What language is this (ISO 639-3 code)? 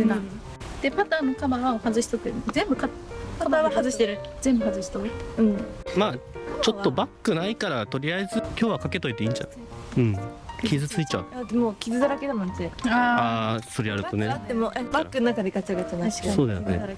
jpn